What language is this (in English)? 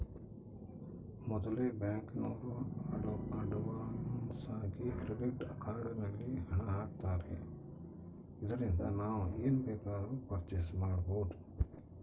Kannada